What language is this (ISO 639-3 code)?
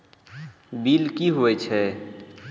mai